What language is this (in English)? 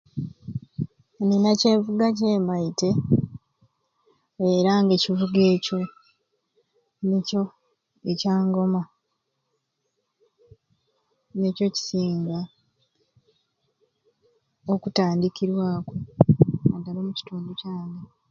Ruuli